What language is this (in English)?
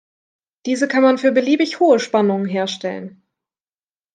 German